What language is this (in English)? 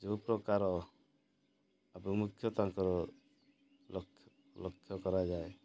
Odia